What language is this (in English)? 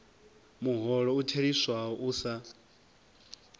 Venda